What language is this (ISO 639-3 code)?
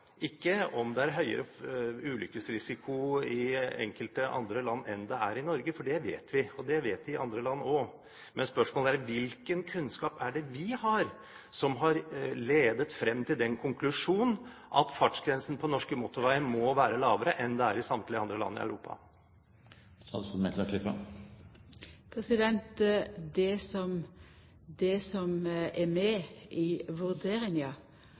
nor